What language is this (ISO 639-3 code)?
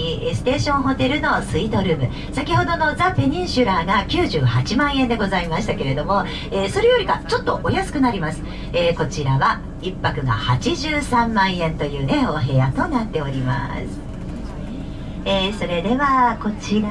jpn